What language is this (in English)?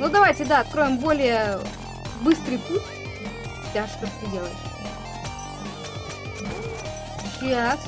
Russian